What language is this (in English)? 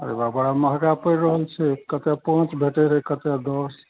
Maithili